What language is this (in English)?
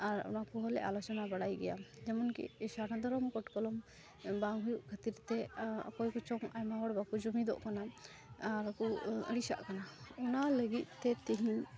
Santali